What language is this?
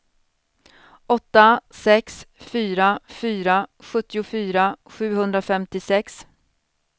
Swedish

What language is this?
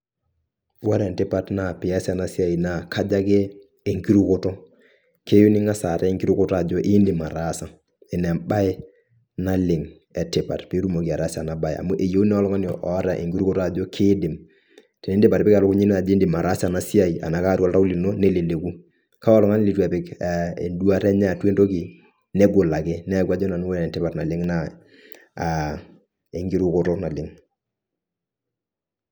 Masai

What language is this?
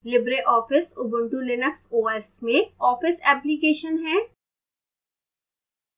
Hindi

